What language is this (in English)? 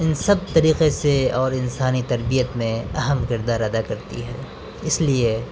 Urdu